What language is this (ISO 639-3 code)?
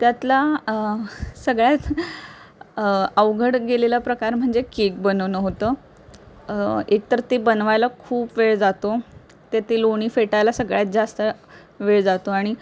mar